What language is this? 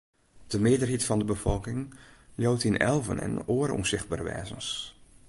Western Frisian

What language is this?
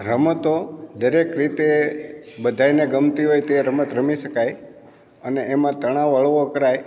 Gujarati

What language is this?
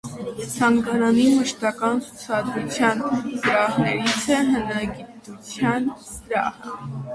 Armenian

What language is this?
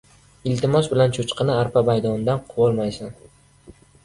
Uzbek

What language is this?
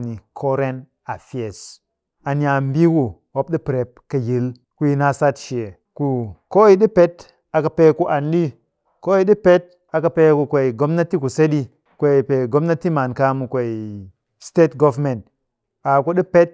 Cakfem-Mushere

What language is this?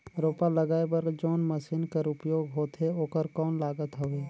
Chhattisgarhi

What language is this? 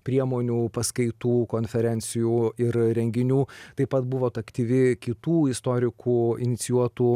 Lithuanian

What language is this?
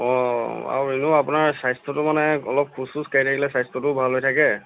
Assamese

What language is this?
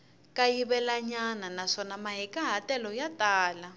Tsonga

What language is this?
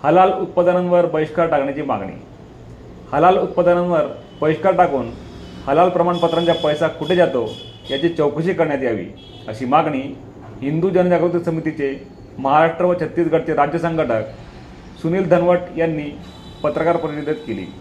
Marathi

